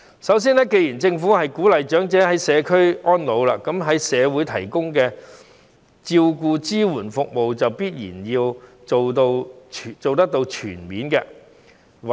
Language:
Cantonese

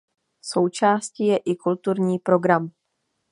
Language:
Czech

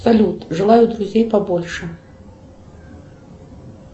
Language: Russian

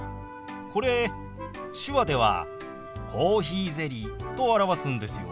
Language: Japanese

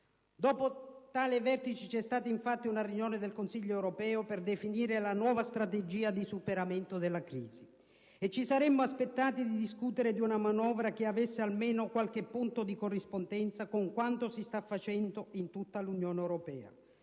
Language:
Italian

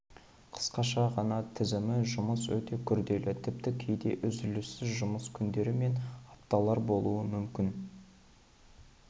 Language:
Kazakh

